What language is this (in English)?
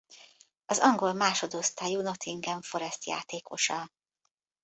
Hungarian